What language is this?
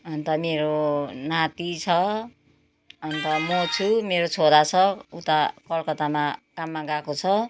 Nepali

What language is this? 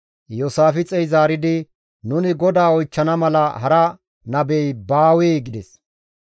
Gamo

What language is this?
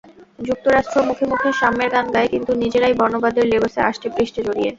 Bangla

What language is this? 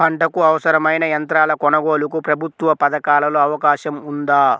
Telugu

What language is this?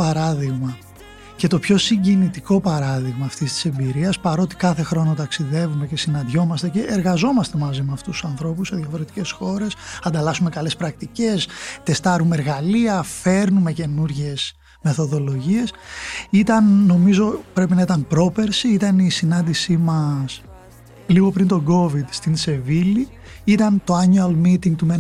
Greek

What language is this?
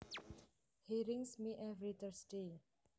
Javanese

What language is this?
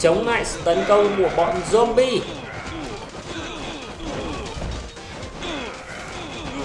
Vietnamese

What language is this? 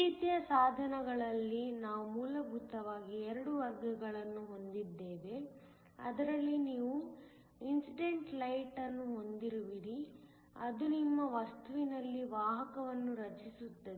Kannada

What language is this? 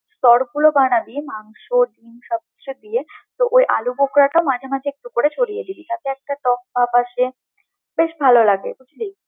Bangla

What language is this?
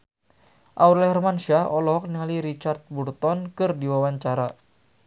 Sundanese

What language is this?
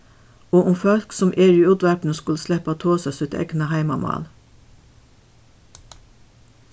Faroese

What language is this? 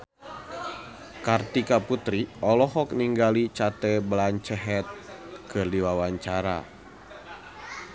Sundanese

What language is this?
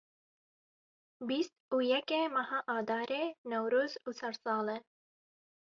Kurdish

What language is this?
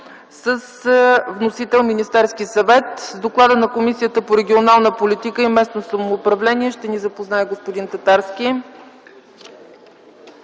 Bulgarian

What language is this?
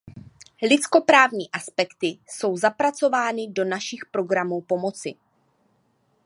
Czech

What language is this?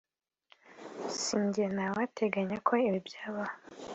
Kinyarwanda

